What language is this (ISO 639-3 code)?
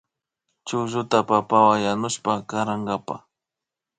qvi